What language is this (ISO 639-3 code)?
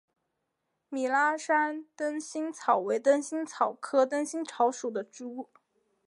zho